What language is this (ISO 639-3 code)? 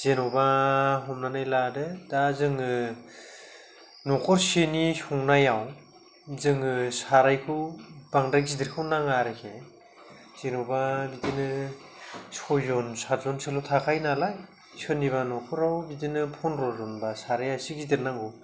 brx